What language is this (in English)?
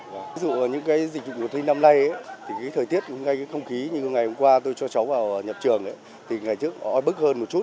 Vietnamese